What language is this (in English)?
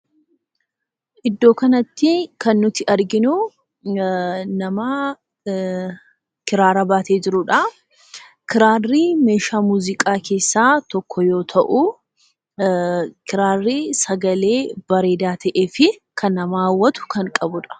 Oromo